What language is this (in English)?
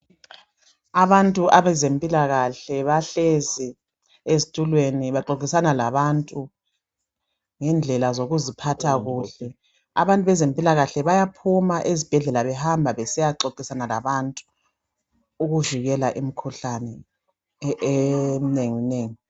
North Ndebele